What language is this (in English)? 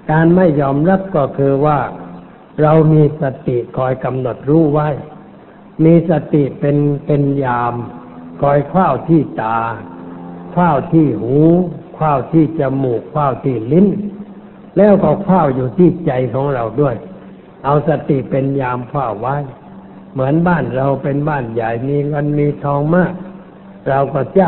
Thai